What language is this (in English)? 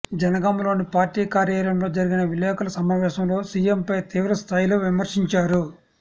Telugu